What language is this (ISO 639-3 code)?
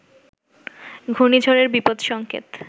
ben